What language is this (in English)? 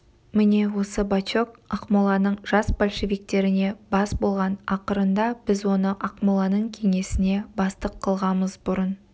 Kazakh